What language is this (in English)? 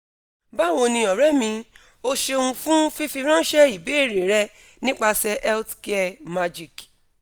Yoruba